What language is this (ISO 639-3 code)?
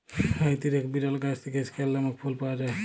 ben